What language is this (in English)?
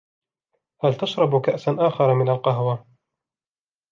Arabic